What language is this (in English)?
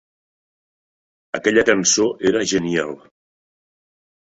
Catalan